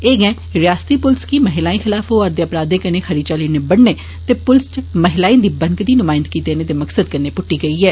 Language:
Dogri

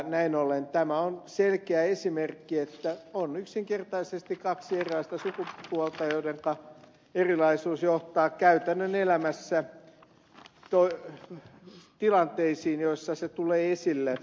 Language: Finnish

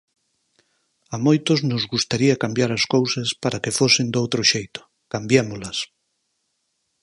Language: Galician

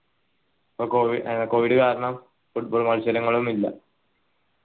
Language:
Malayalam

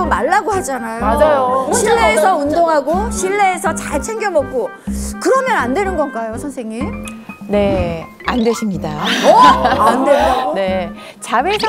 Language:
Korean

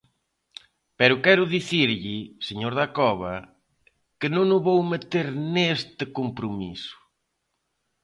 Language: Galician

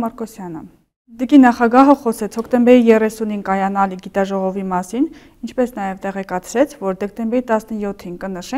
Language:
Turkish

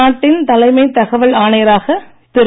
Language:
Tamil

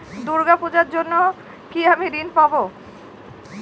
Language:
Bangla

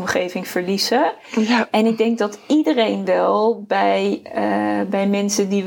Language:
Dutch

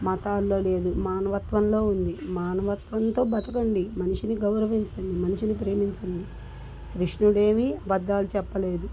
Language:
Telugu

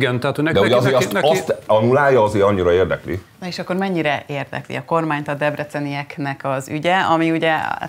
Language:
Hungarian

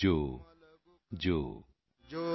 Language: Punjabi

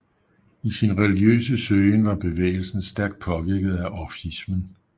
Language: Danish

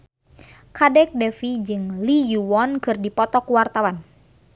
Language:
Sundanese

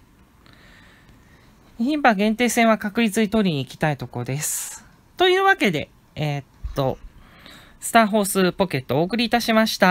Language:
Japanese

